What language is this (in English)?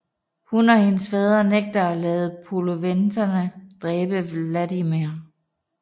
Danish